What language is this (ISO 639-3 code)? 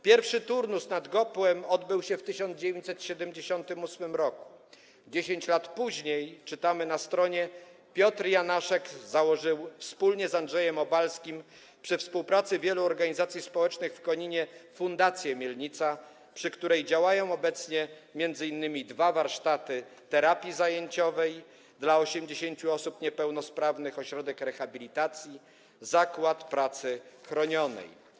pol